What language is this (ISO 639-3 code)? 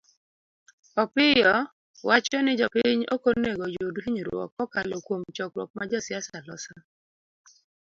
luo